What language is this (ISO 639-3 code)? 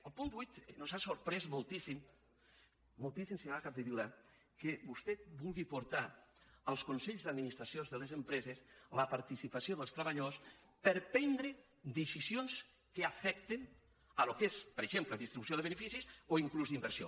cat